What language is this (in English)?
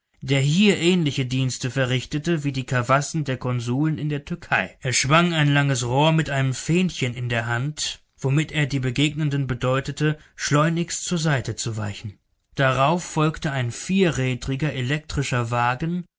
German